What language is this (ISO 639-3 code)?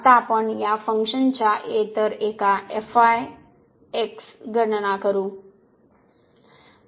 mar